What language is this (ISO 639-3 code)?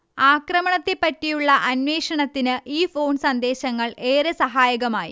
mal